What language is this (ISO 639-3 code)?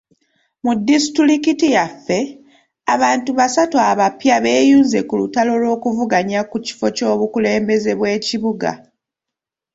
lug